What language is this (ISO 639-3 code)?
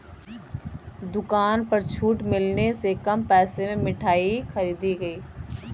hin